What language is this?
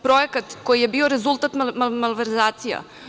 Serbian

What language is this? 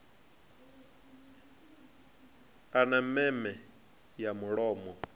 Venda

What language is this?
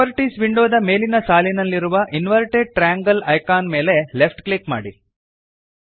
Kannada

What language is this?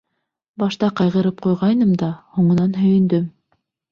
Bashkir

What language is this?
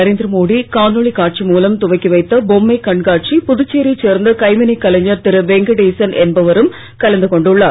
Tamil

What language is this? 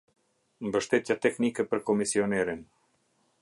Albanian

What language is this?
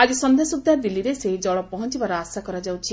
Odia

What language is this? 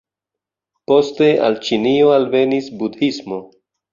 Esperanto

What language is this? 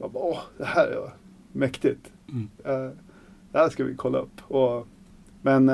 Swedish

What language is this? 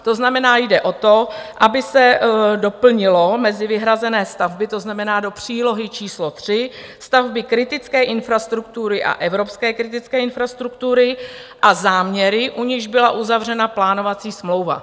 Czech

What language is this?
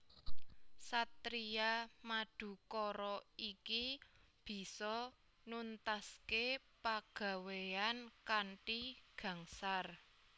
Javanese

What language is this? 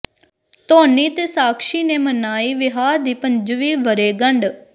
Punjabi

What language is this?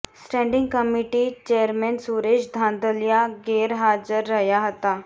Gujarati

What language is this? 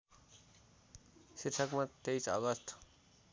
Nepali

